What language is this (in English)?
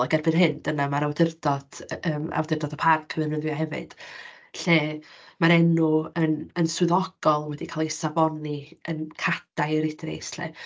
Welsh